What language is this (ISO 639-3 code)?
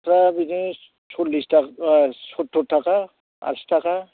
brx